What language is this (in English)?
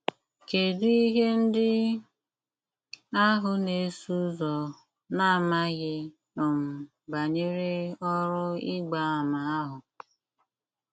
Igbo